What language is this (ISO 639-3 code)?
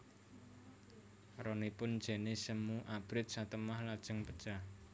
jav